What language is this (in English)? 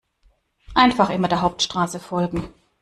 German